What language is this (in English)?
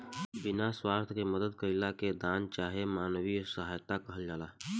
Bhojpuri